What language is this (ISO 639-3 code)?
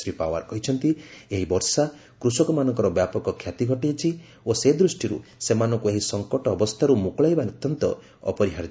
ori